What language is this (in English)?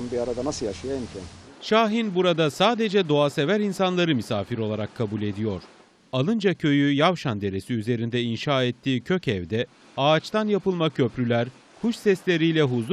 Turkish